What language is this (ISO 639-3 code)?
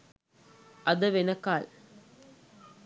sin